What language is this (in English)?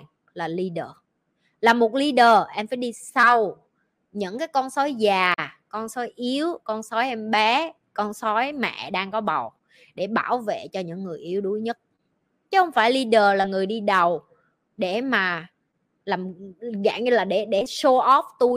Vietnamese